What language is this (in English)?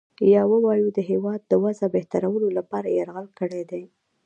Pashto